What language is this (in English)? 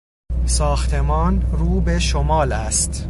Persian